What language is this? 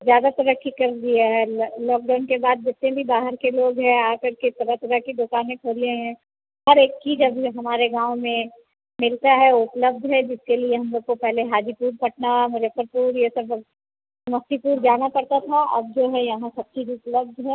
Hindi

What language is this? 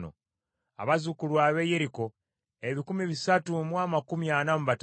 Ganda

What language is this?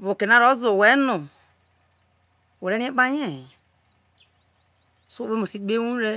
Isoko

